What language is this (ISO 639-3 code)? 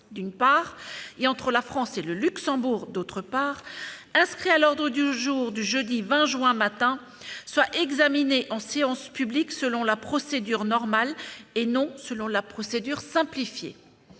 fra